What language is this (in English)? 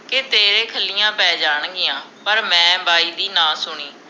Punjabi